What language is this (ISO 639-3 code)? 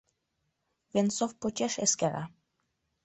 chm